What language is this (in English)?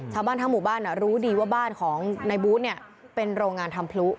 Thai